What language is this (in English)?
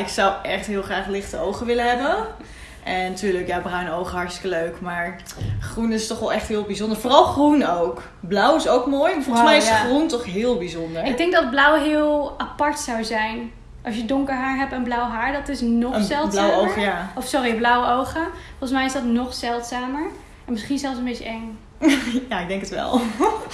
Dutch